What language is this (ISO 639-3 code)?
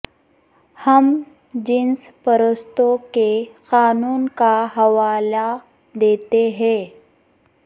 urd